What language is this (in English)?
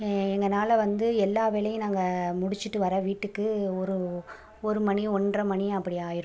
Tamil